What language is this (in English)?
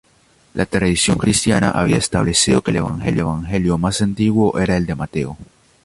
Spanish